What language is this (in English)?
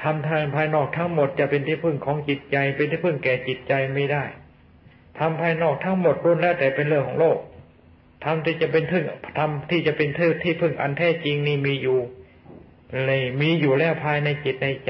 Thai